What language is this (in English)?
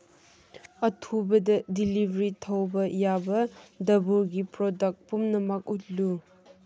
Manipuri